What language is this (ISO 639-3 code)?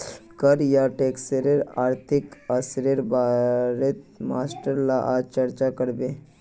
mag